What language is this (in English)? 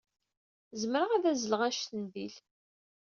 Kabyle